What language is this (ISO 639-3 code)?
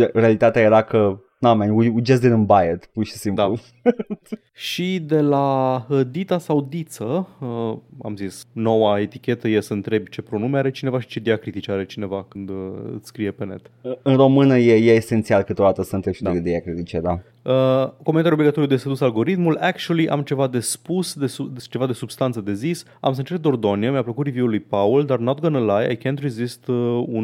ron